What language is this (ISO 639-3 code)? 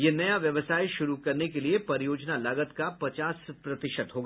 hin